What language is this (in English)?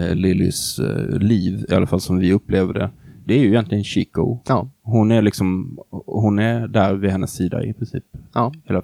Swedish